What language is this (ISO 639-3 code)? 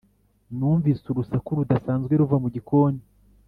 kin